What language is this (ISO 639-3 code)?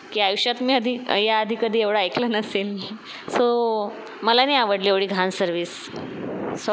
mar